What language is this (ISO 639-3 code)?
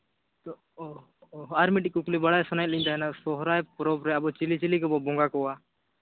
sat